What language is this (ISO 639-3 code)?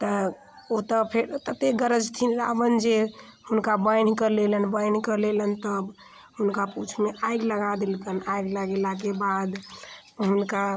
mai